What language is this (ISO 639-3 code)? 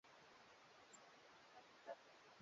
swa